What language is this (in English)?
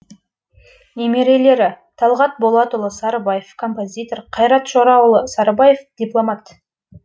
Kazakh